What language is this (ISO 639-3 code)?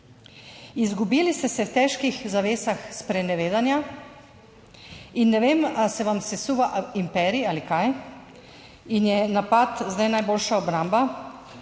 slv